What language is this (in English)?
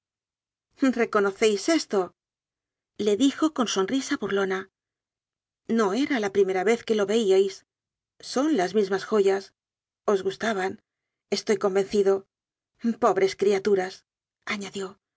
Spanish